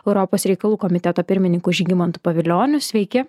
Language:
Lithuanian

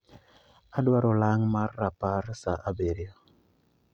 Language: Luo (Kenya and Tanzania)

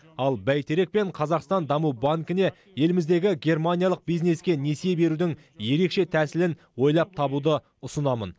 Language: Kazakh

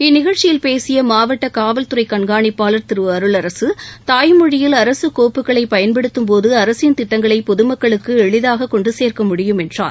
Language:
Tamil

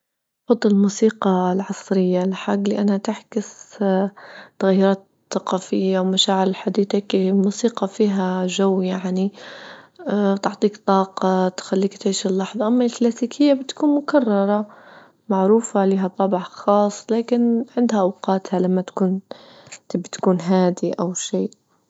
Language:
Libyan Arabic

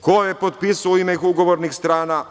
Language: Serbian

